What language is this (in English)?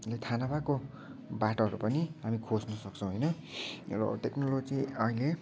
Nepali